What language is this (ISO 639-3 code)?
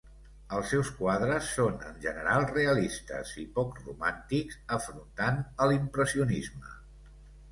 cat